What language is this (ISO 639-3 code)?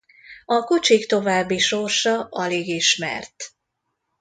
hun